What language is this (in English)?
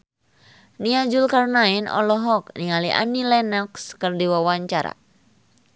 Sundanese